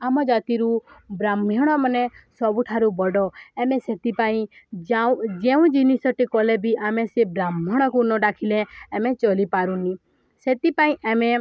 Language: Odia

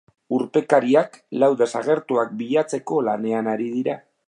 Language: Basque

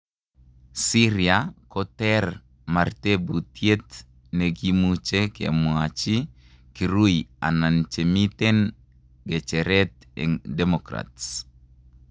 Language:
Kalenjin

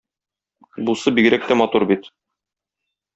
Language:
Tatar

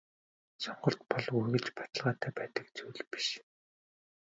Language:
Mongolian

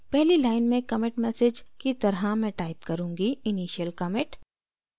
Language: Hindi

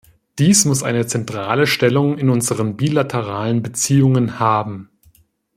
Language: German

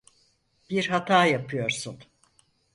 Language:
Turkish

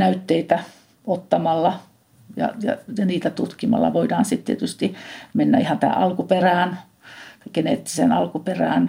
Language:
Finnish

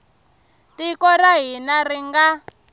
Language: Tsonga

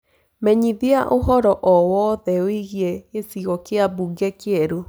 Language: Kikuyu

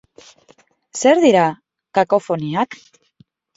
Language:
Basque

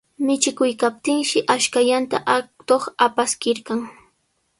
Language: Sihuas Ancash Quechua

